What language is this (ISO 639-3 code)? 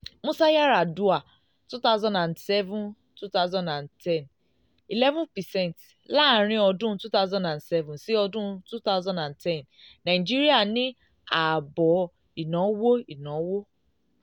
yor